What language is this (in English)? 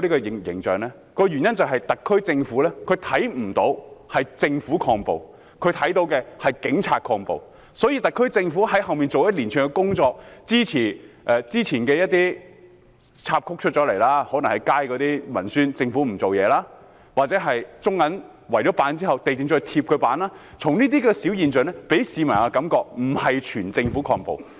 Cantonese